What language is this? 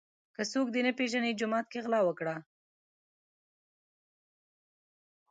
Pashto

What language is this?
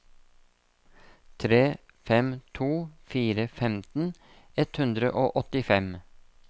Norwegian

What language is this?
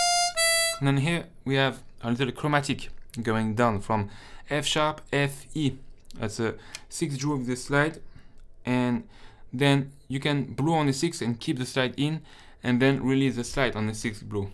English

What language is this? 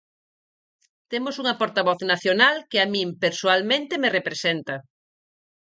Galician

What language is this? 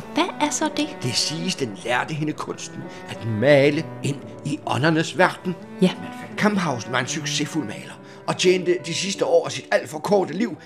Danish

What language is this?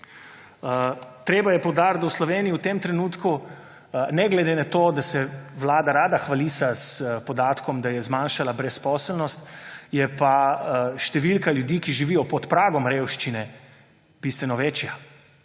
Slovenian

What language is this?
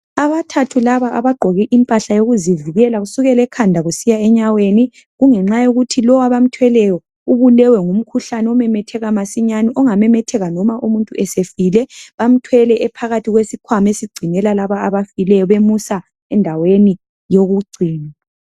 North Ndebele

